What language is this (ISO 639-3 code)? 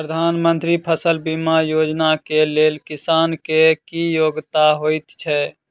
mai